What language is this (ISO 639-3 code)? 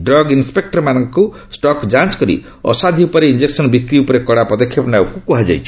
ori